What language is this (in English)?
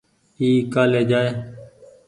Goaria